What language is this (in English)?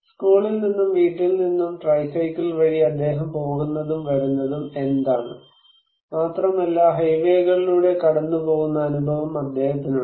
Malayalam